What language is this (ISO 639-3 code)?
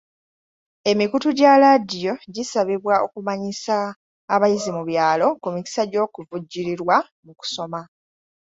lug